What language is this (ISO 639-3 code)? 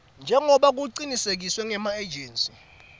ssw